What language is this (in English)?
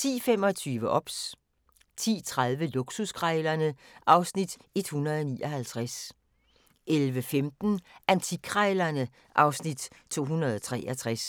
Danish